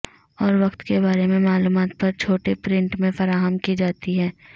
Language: Urdu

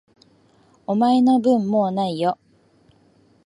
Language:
Japanese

